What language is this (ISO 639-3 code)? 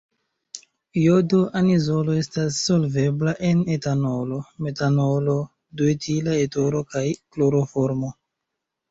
epo